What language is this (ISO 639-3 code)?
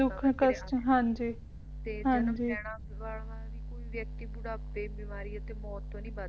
pan